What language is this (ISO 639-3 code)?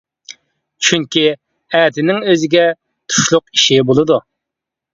uig